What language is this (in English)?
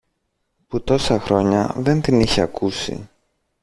Greek